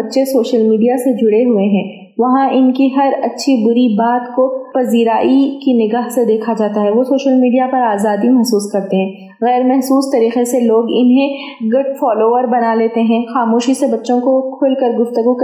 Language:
Urdu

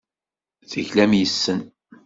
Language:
Kabyle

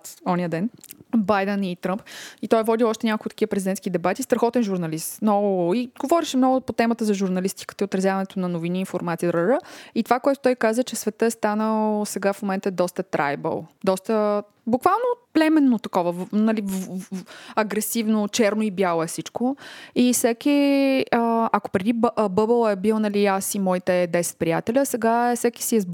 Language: Bulgarian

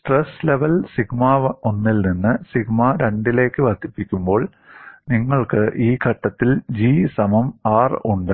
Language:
Malayalam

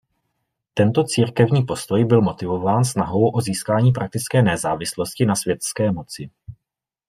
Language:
Czech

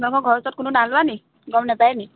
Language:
Assamese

